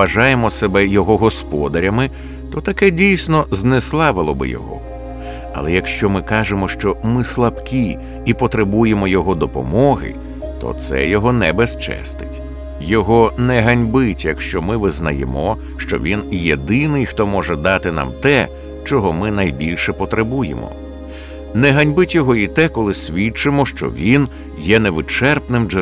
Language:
Ukrainian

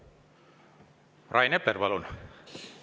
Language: Estonian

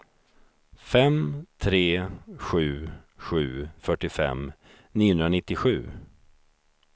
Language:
Swedish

